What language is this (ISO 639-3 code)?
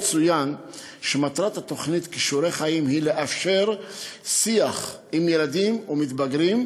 heb